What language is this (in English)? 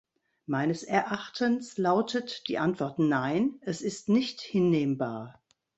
German